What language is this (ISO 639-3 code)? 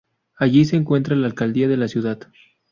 spa